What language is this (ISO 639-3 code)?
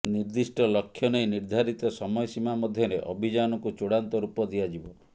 ori